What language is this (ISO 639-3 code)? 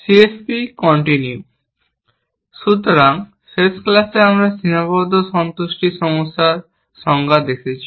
ben